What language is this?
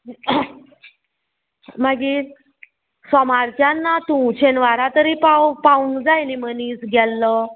Konkani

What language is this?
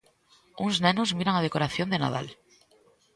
Galician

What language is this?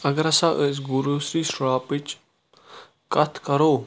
Kashmiri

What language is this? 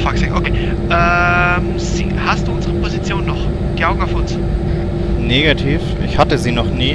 German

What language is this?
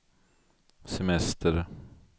Swedish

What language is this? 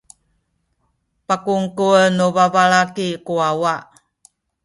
Sakizaya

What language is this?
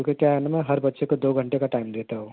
Urdu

